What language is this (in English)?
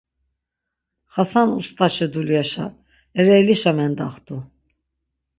Laz